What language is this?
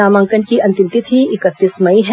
Hindi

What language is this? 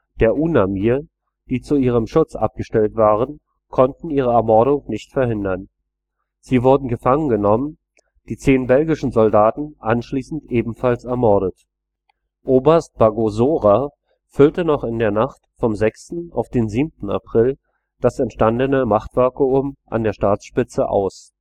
German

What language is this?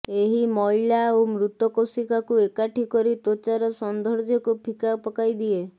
Odia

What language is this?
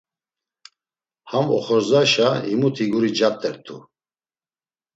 Laz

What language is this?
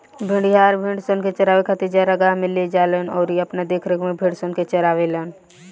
Bhojpuri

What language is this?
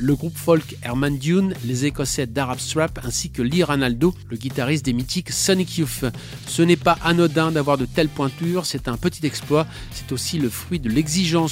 French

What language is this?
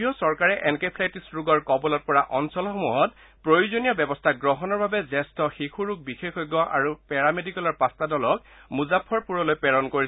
Assamese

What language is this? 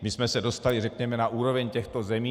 Czech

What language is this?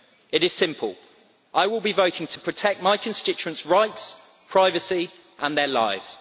English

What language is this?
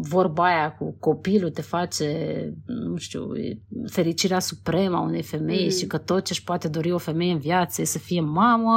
Romanian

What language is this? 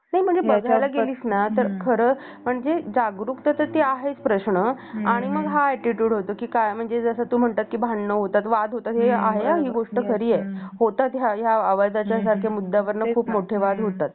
Marathi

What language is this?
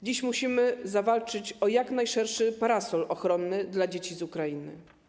Polish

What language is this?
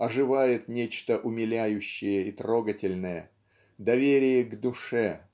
Russian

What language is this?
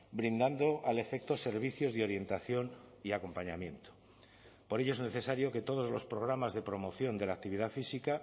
Spanish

